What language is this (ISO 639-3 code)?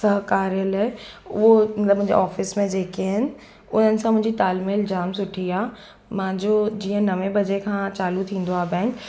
snd